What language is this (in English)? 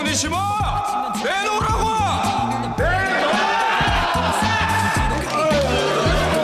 Korean